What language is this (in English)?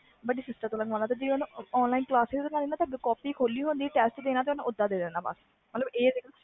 Punjabi